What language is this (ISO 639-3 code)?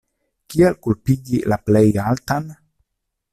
epo